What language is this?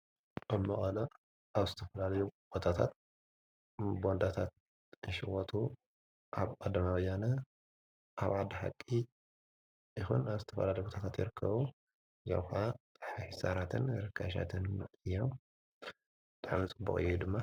Tigrinya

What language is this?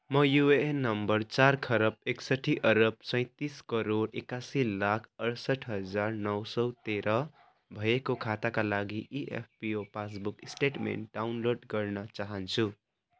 Nepali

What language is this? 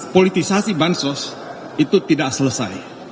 Indonesian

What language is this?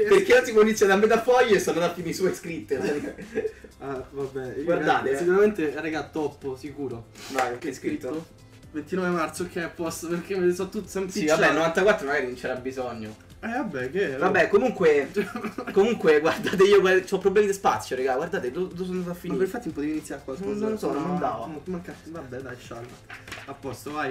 Italian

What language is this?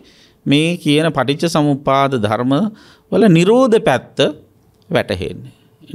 Indonesian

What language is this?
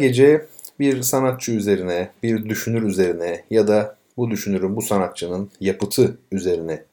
Turkish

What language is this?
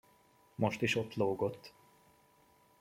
Hungarian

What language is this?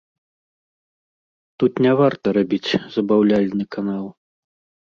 Belarusian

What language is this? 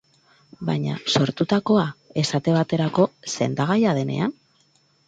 Basque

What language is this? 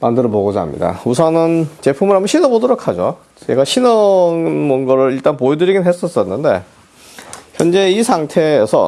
Korean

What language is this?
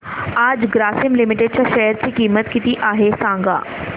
Marathi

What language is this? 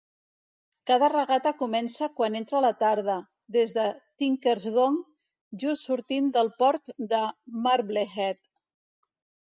Catalan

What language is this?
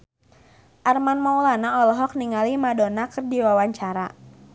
Sundanese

